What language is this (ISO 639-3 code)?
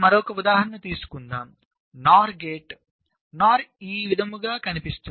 tel